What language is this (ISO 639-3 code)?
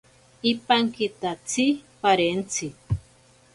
prq